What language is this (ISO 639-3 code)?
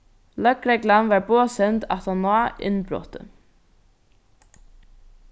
fao